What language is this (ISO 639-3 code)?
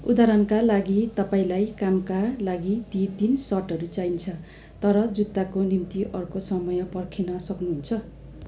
nep